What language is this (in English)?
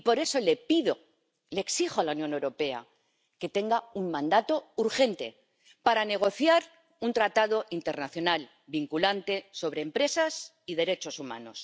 Spanish